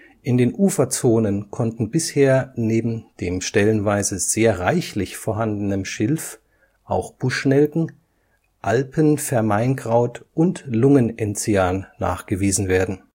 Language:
German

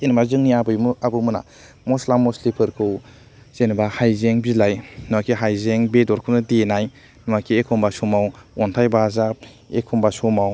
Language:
Bodo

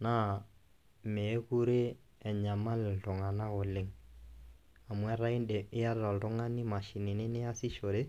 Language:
Masai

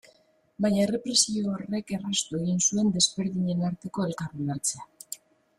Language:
Basque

